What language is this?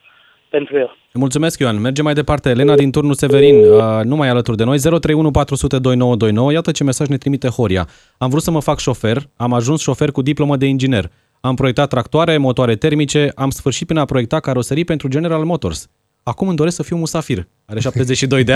Romanian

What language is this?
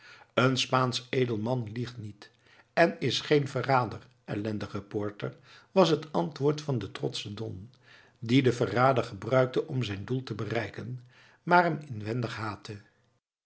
Dutch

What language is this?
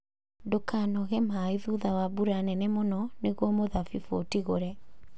Kikuyu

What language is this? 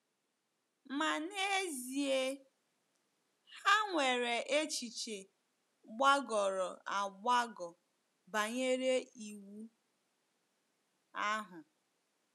Igbo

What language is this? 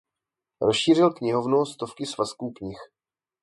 Czech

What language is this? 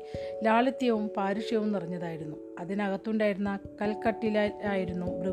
Malayalam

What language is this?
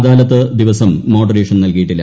Malayalam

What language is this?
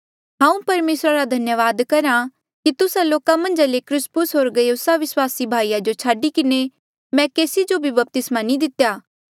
Mandeali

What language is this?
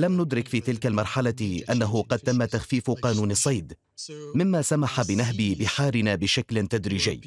Arabic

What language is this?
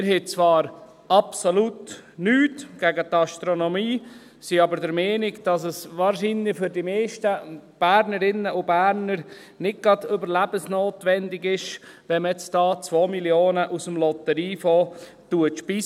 Swiss German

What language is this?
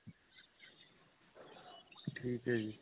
Punjabi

